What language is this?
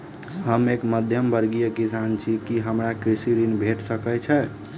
Maithili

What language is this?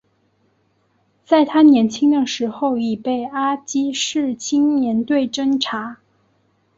Chinese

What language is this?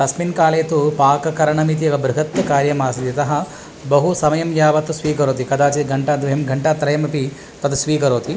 Sanskrit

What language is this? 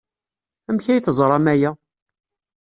Kabyle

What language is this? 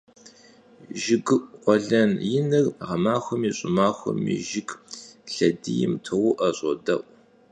Kabardian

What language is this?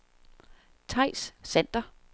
Danish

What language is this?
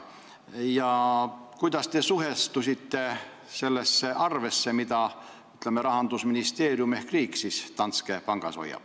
Estonian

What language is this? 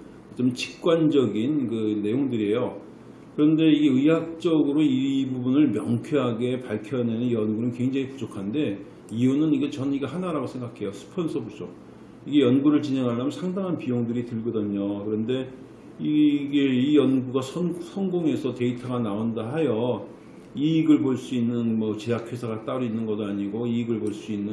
Korean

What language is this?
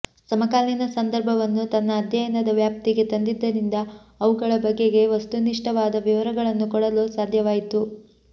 Kannada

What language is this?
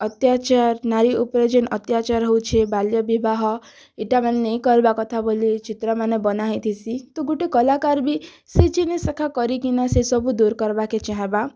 Odia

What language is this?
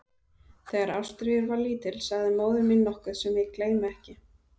Icelandic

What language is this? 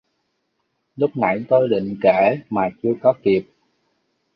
Vietnamese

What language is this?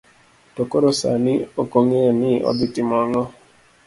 Luo (Kenya and Tanzania)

